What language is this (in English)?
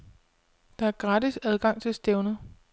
Danish